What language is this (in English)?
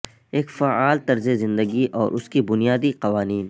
Urdu